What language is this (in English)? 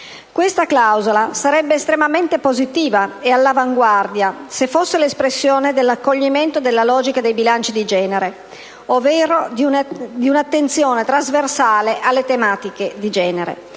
Italian